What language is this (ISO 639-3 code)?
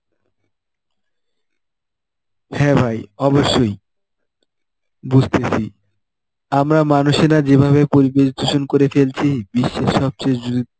ben